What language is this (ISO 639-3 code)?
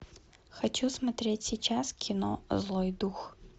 rus